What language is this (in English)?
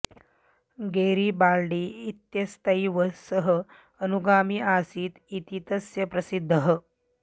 Sanskrit